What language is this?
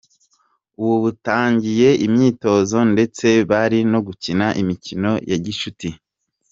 Kinyarwanda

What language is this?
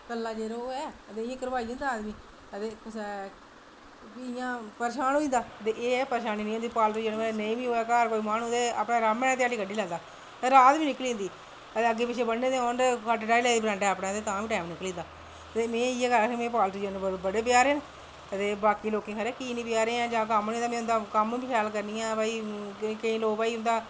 Dogri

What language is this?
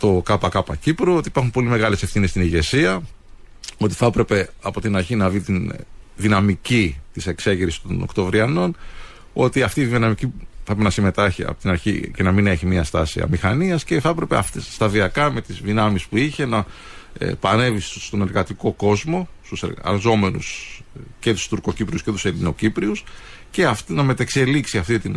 Greek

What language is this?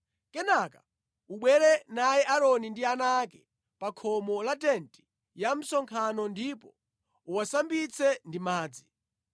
Nyanja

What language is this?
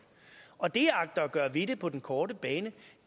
Danish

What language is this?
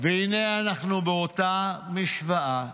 Hebrew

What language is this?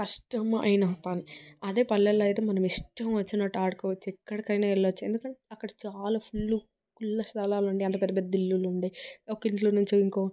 Telugu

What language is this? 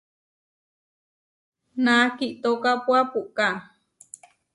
Huarijio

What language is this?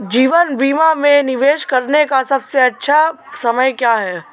Hindi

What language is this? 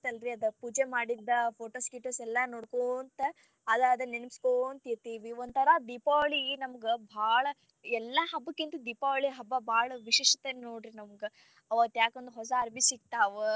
Kannada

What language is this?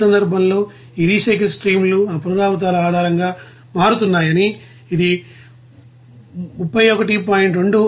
Telugu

